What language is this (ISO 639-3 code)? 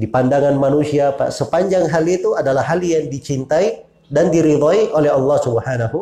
ind